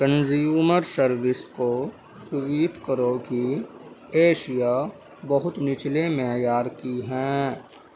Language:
Urdu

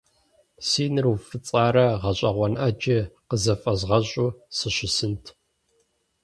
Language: Kabardian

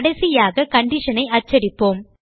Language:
Tamil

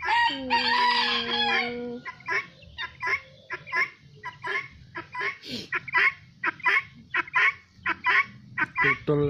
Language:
Indonesian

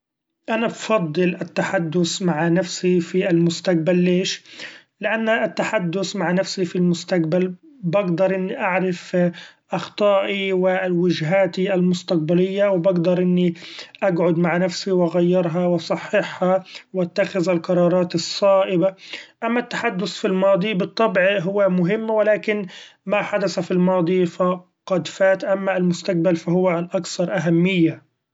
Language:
Gulf Arabic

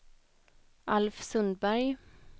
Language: Swedish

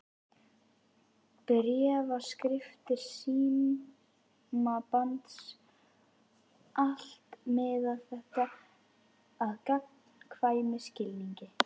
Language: Icelandic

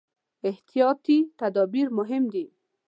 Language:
Pashto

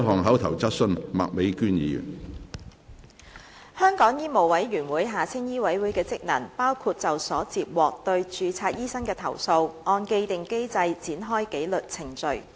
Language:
Cantonese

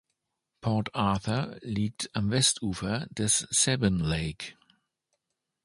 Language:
German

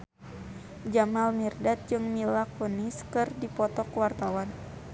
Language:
Sundanese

